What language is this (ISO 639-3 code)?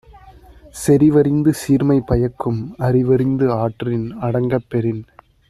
tam